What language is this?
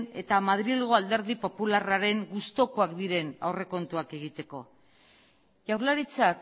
Basque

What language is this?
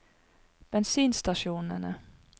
Norwegian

